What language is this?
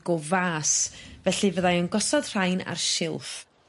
Welsh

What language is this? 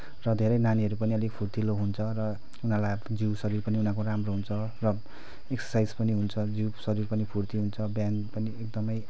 Nepali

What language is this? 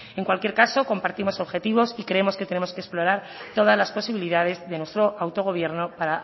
Spanish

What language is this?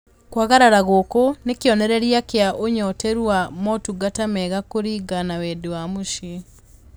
Kikuyu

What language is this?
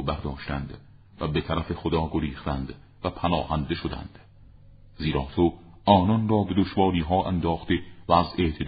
Persian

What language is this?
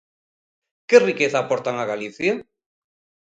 Galician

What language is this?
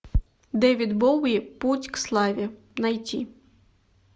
Russian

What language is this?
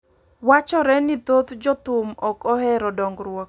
Luo (Kenya and Tanzania)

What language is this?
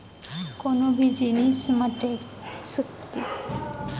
Chhattisgarhi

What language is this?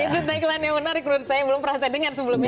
Indonesian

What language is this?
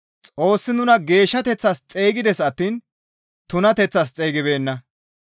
Gamo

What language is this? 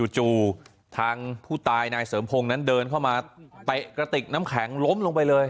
Thai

